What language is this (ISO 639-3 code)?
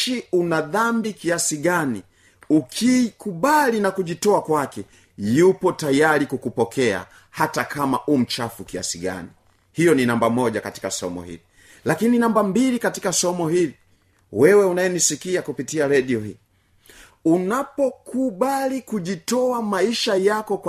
swa